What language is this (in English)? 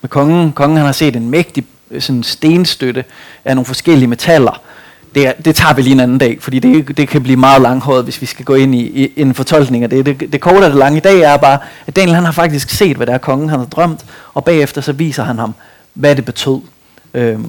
Danish